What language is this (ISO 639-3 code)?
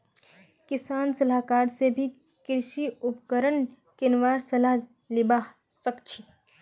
mag